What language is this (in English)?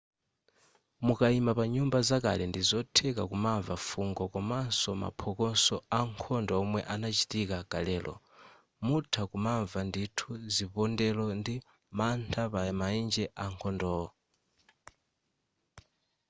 Nyanja